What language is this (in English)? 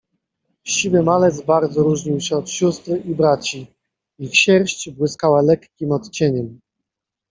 Polish